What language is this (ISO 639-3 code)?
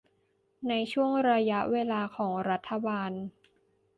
tha